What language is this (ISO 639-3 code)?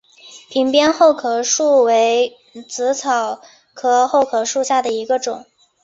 zho